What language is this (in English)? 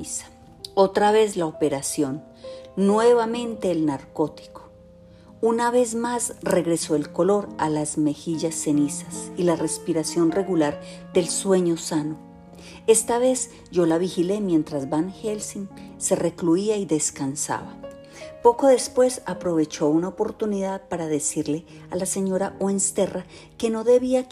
Spanish